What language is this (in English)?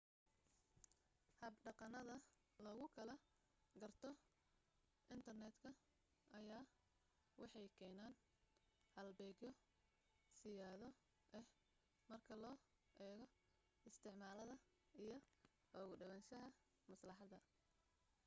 Somali